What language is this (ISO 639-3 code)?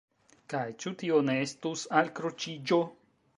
epo